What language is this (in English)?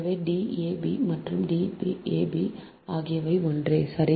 Tamil